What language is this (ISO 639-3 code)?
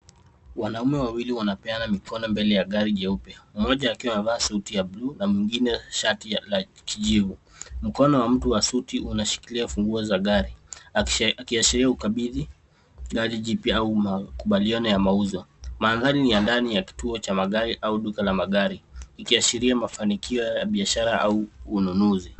swa